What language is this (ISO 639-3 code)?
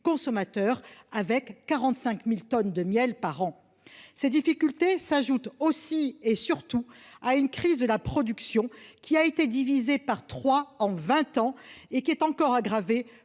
fra